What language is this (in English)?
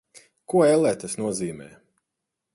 Latvian